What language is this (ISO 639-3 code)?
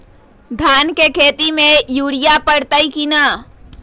mag